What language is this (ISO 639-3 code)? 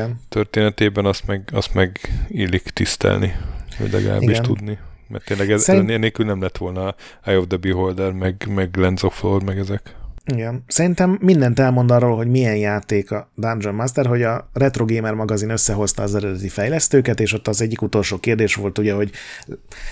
hun